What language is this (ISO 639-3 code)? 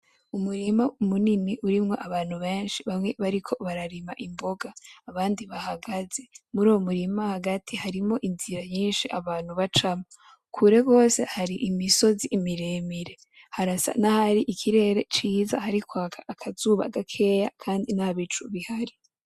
run